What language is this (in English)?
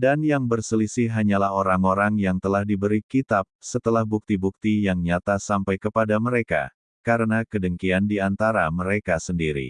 Indonesian